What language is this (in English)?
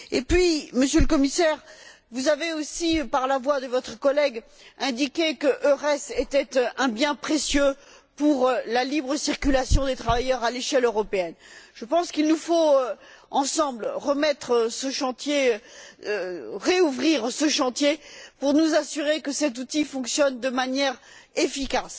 French